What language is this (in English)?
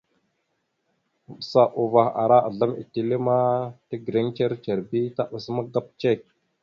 Mada (Cameroon)